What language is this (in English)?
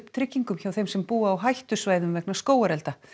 Icelandic